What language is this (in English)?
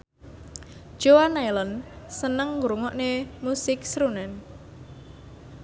Javanese